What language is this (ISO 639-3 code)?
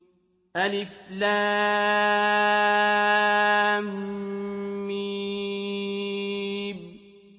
ara